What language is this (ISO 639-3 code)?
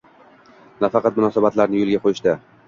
uzb